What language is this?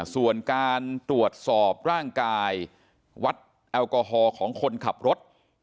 Thai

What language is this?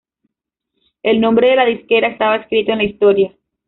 Spanish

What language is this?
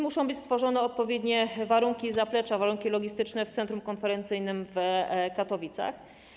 Polish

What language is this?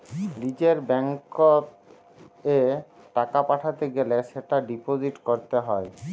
Bangla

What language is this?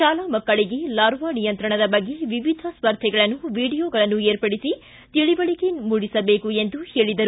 Kannada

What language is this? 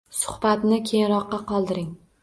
Uzbek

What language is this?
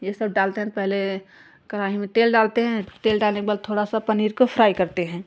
Hindi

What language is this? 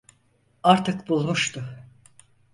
Turkish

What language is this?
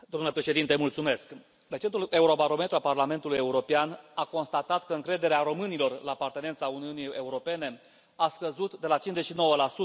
Romanian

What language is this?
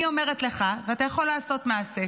Hebrew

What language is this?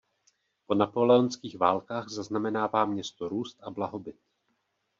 Czech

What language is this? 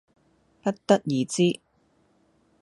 Cantonese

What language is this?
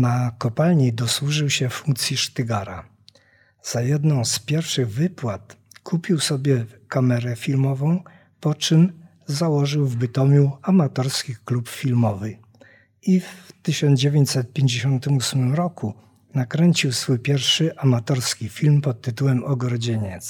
Polish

